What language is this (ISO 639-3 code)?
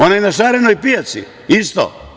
srp